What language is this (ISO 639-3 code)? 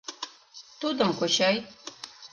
chm